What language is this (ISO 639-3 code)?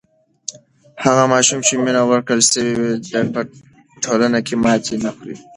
pus